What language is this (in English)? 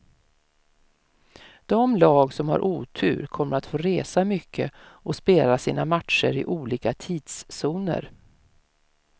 Swedish